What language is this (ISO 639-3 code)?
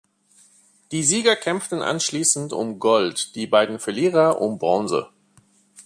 deu